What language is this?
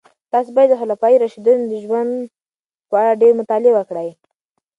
Pashto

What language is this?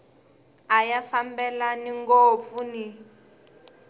Tsonga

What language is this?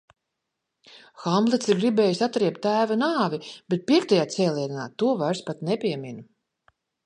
Latvian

